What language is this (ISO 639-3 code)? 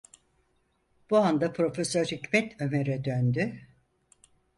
tur